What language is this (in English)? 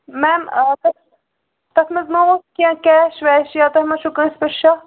Kashmiri